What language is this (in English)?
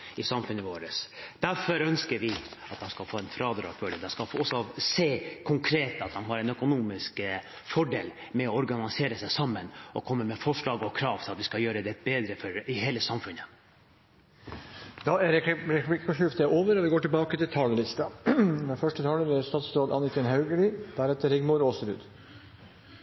Norwegian